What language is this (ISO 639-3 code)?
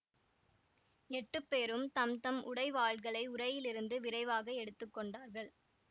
tam